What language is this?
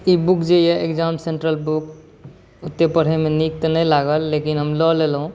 Maithili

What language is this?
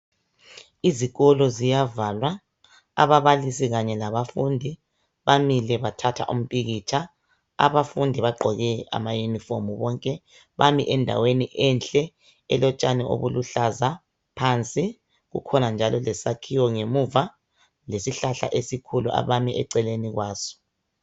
North Ndebele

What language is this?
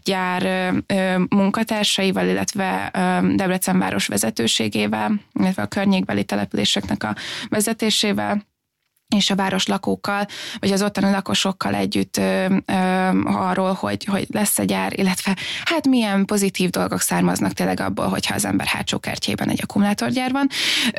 Hungarian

